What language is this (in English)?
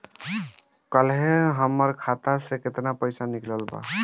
Bhojpuri